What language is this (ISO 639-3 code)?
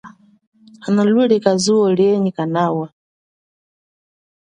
cjk